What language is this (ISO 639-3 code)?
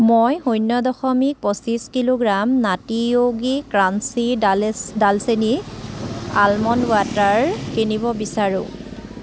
asm